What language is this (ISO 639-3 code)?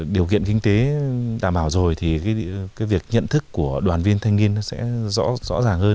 vie